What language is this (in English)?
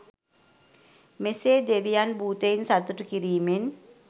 Sinhala